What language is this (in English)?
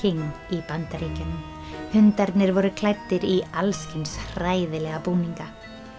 Icelandic